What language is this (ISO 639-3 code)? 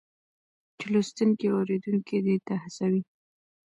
pus